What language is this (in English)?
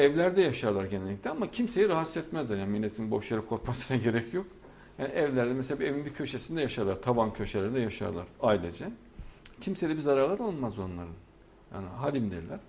Turkish